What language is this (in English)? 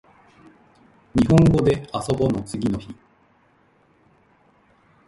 Japanese